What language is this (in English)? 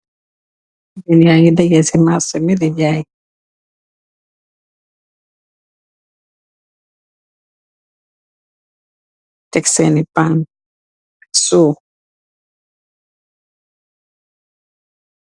Wolof